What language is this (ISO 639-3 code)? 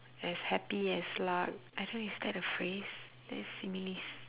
eng